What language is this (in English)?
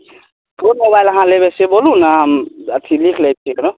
Maithili